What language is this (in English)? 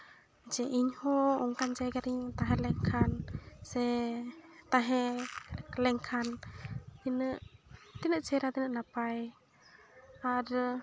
Santali